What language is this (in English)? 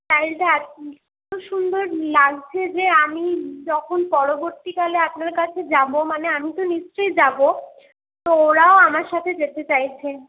Bangla